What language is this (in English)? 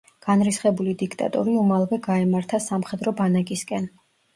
Georgian